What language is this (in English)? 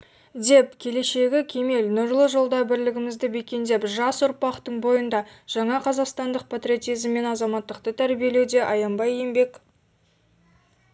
Kazakh